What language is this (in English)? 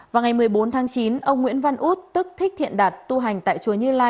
Vietnamese